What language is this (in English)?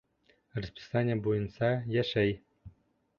Bashkir